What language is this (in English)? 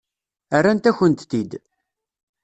Kabyle